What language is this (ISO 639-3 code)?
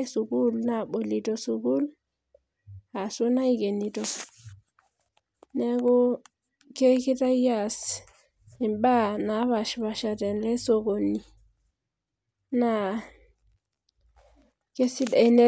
mas